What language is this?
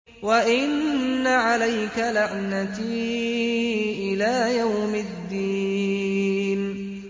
Arabic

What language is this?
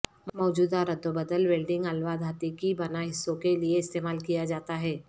Urdu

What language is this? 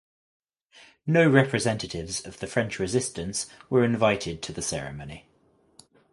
English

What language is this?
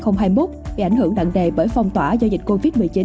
Vietnamese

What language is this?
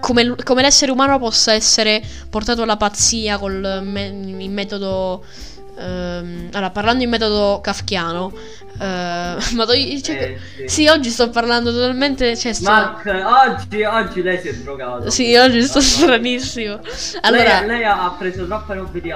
Italian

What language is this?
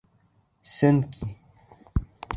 Bashkir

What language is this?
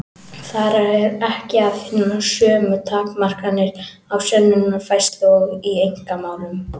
Icelandic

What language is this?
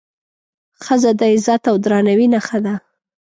Pashto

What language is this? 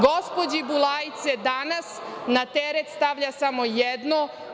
Serbian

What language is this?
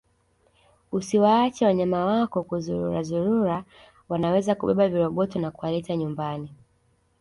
Swahili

